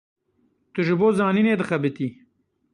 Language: Kurdish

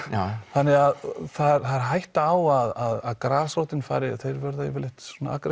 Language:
Icelandic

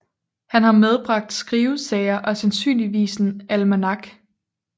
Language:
Danish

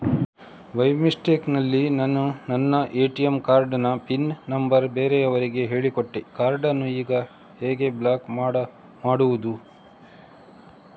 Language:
Kannada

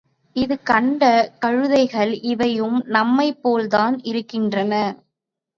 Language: Tamil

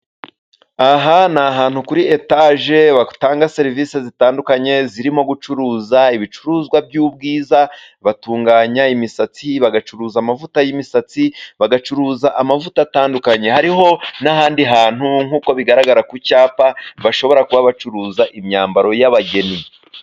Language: Kinyarwanda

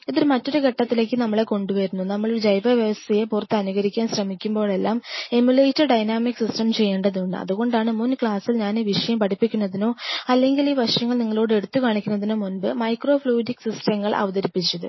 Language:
Malayalam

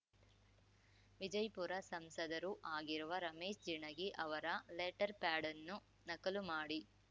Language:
Kannada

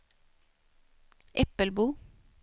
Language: Swedish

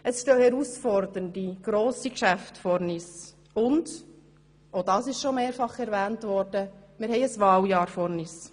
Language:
Swiss German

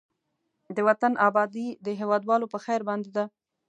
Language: Pashto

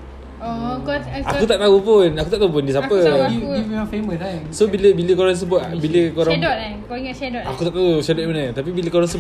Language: Malay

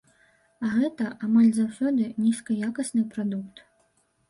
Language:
Belarusian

